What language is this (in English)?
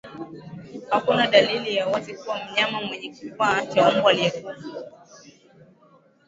Swahili